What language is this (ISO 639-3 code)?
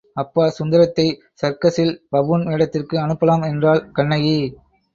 tam